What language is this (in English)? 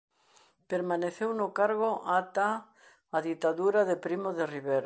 Galician